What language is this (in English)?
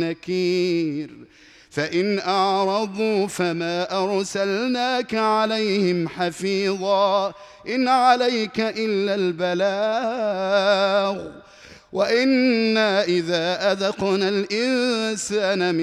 Arabic